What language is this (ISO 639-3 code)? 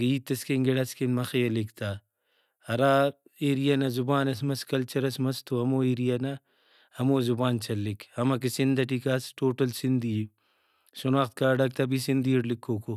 brh